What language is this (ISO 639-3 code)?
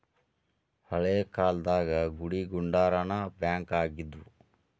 kan